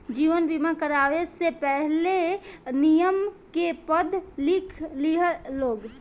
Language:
Bhojpuri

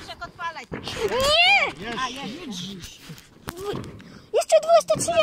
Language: Polish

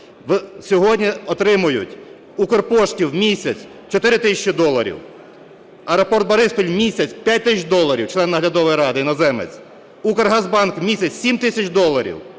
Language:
Ukrainian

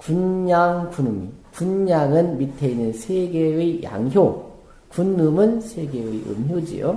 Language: Korean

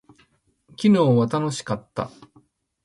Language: Japanese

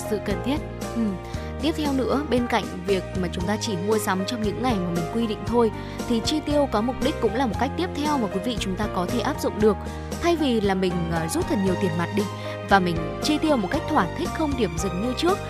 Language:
Vietnamese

